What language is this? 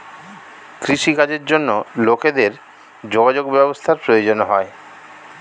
Bangla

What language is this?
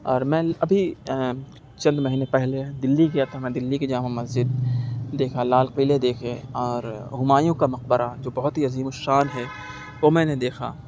Urdu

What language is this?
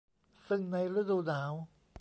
Thai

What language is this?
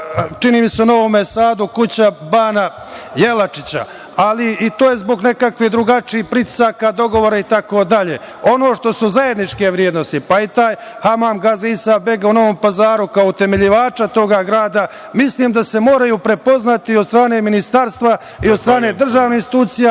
Serbian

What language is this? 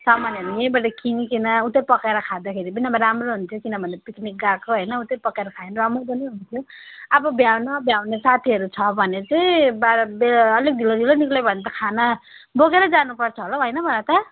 Nepali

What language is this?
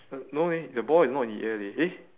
English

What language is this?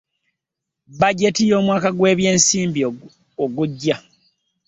Ganda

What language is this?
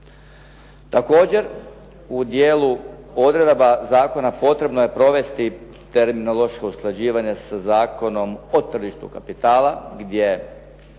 Croatian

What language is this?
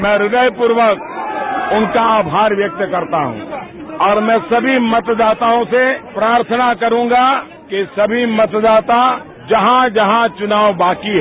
Hindi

